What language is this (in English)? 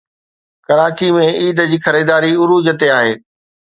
Sindhi